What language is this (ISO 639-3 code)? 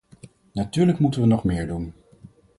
nld